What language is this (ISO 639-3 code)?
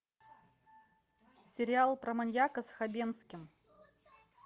rus